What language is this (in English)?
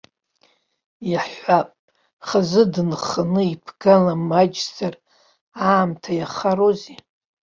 Abkhazian